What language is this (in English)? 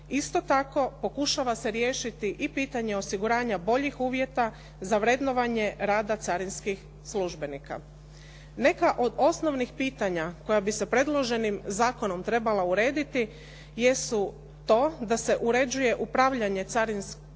Croatian